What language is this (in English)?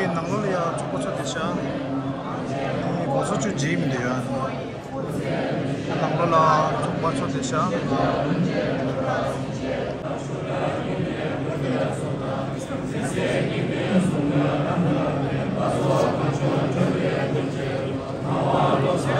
Korean